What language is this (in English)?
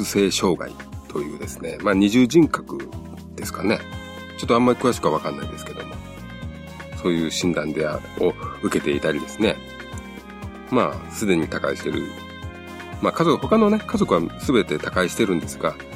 Japanese